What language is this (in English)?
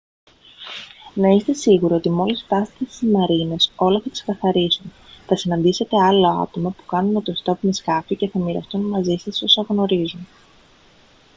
Greek